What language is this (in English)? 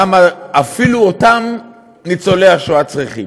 Hebrew